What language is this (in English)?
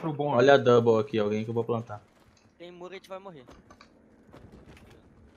Portuguese